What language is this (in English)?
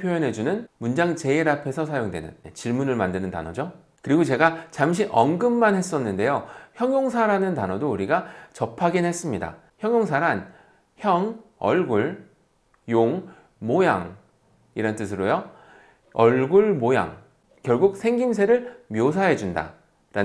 Korean